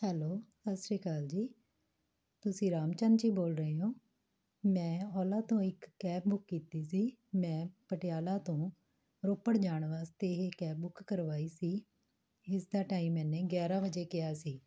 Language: Punjabi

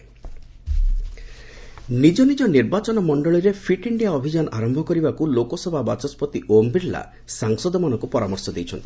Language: Odia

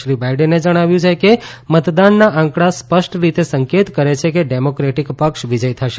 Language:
Gujarati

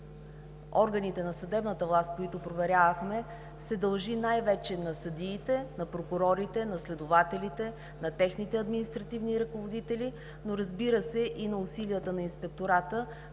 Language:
Bulgarian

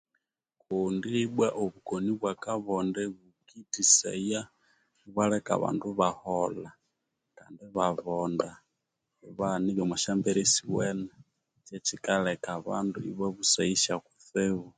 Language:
Konzo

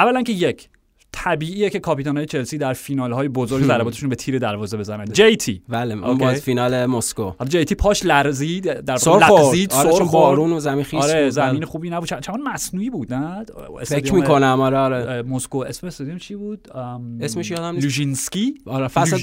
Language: Persian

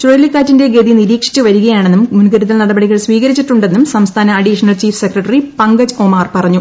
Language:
Malayalam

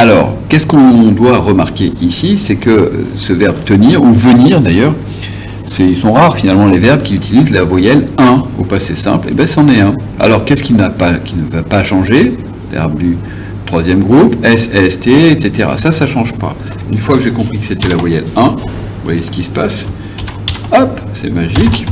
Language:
French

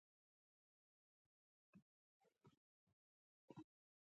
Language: Pashto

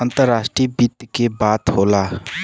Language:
Bhojpuri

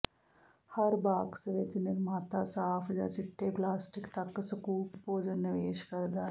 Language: Punjabi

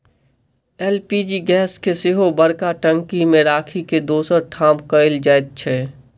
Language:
Maithili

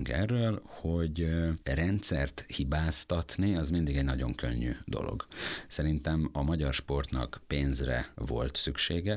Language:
Hungarian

